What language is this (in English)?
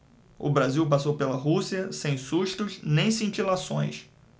Portuguese